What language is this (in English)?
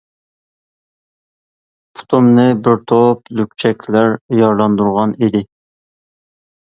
Uyghur